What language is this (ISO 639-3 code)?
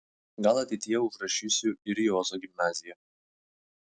lit